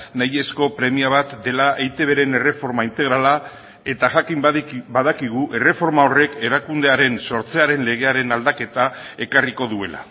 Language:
Basque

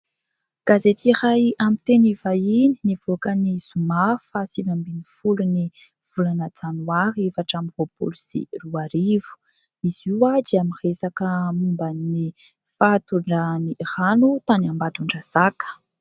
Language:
Malagasy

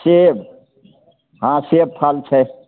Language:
Maithili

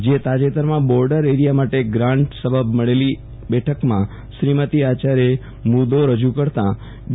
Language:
Gujarati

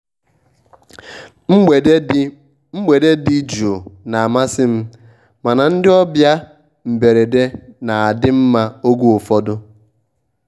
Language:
Igbo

